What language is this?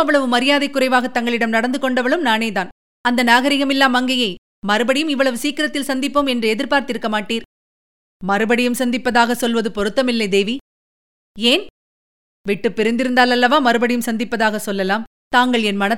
Tamil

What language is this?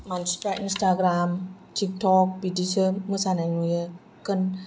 Bodo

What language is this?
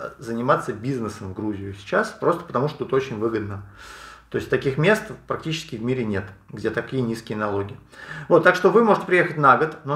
Russian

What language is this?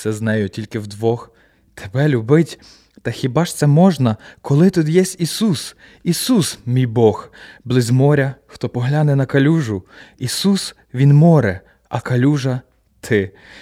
Ukrainian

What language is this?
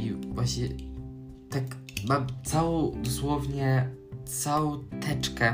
Polish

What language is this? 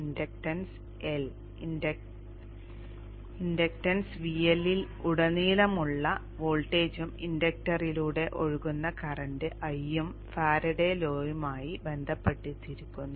Malayalam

